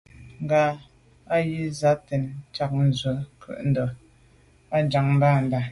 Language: Medumba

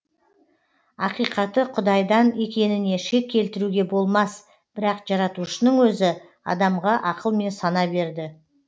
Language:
Kazakh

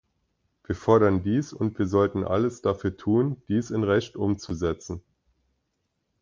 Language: German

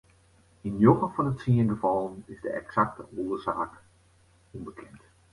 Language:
Western Frisian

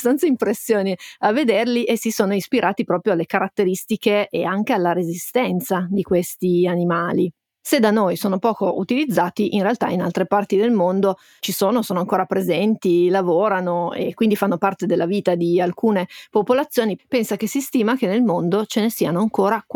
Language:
Italian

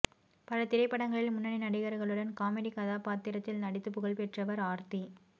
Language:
Tamil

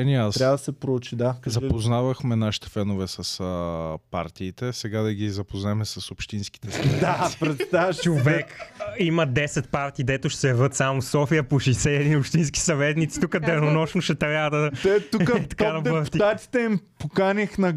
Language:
Bulgarian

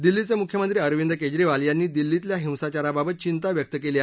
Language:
Marathi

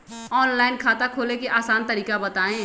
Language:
Magahi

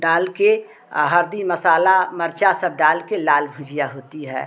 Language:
Hindi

